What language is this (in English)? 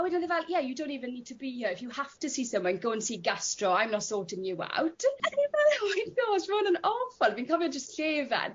Welsh